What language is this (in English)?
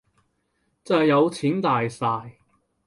Cantonese